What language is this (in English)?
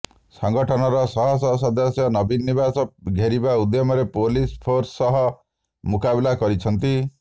Odia